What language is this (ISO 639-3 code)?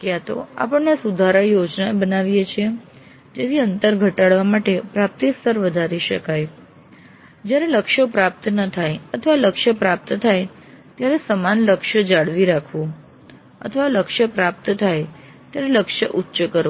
guj